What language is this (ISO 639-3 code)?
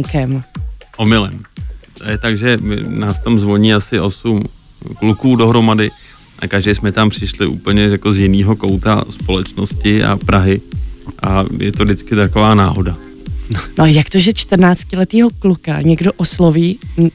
ces